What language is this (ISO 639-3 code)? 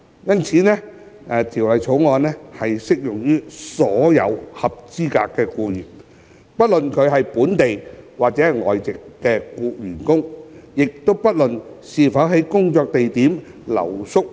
yue